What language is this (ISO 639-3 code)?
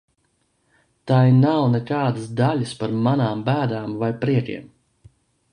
lav